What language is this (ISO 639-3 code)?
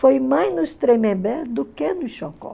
por